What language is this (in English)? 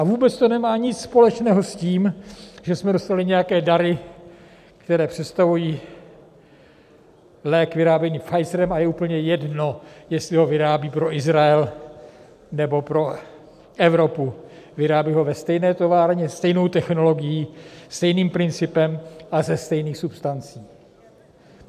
Czech